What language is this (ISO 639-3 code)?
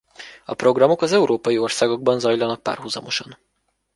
hun